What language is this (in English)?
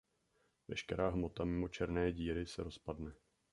Czech